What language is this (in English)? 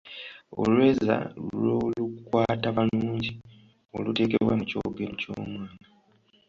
Ganda